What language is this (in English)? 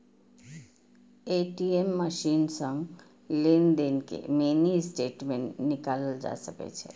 Maithili